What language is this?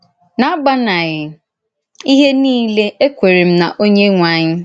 Igbo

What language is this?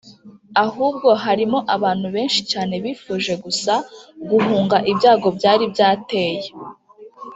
Kinyarwanda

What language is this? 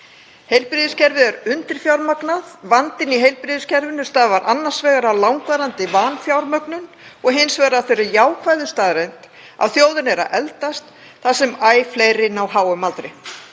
Icelandic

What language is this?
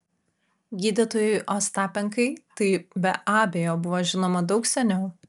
Lithuanian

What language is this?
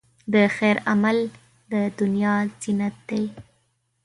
Pashto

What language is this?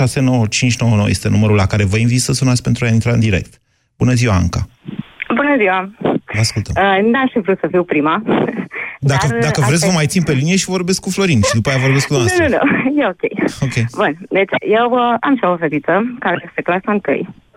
Romanian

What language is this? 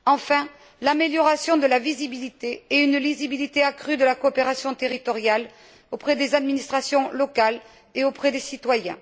French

